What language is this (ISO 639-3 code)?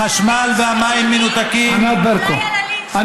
heb